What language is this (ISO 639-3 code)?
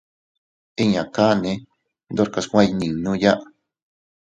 cut